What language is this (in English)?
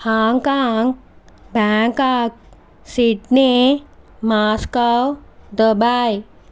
Telugu